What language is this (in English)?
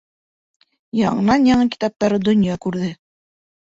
Bashkir